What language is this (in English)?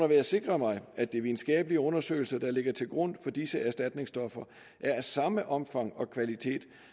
Danish